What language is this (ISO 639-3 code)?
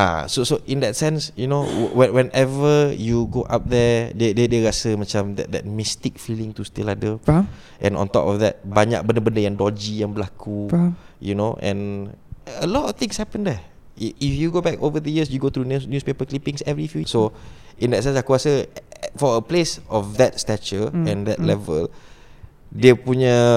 msa